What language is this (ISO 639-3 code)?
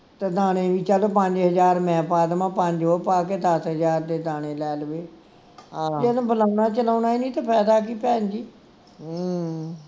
pan